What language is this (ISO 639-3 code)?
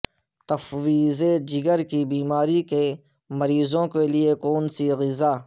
urd